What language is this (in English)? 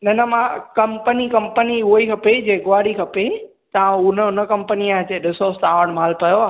Sindhi